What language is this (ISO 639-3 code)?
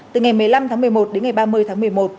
vie